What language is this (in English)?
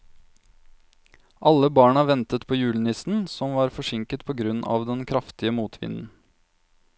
Norwegian